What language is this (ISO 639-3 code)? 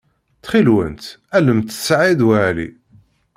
kab